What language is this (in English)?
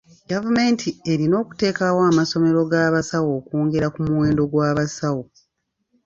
Ganda